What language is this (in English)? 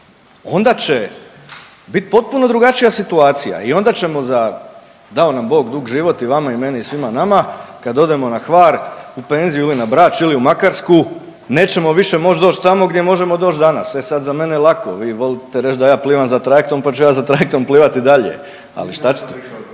Croatian